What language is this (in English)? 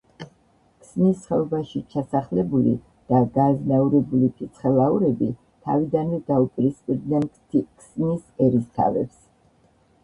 Georgian